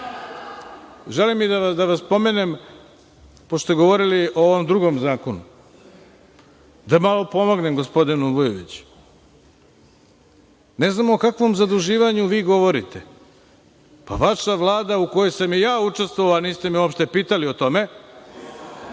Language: Serbian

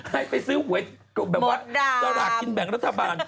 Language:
Thai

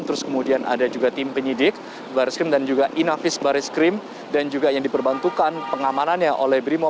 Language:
Indonesian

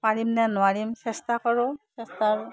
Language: Assamese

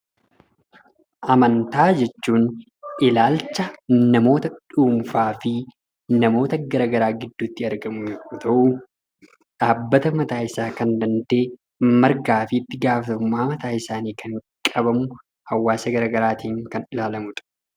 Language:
Oromo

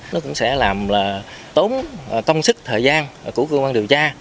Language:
Vietnamese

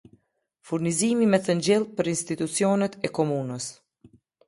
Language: Albanian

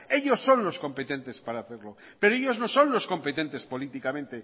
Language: Spanish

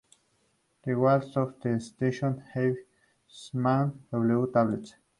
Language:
Spanish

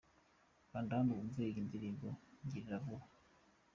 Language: Kinyarwanda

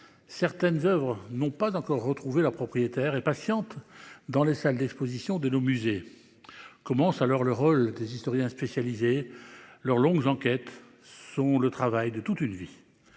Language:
French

